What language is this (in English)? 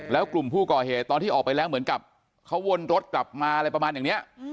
Thai